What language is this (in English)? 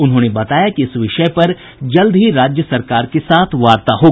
Hindi